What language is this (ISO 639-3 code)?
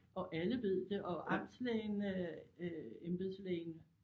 dan